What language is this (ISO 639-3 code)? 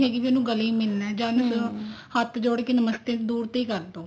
pan